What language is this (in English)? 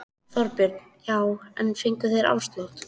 Icelandic